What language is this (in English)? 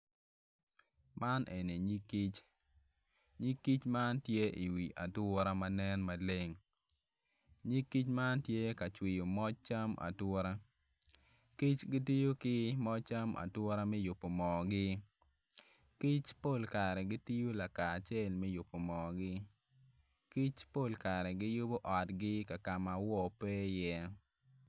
Acoli